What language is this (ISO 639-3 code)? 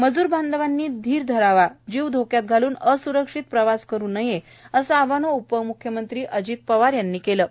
mar